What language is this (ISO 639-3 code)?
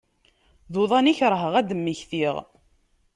kab